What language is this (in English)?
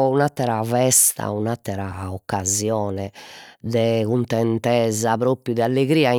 Sardinian